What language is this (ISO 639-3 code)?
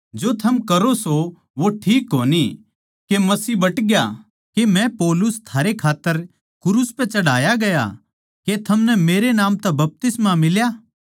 bgc